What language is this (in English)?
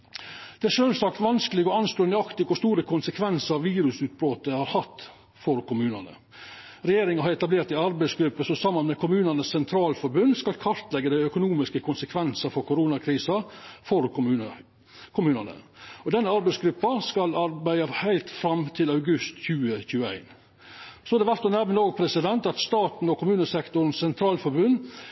Norwegian Nynorsk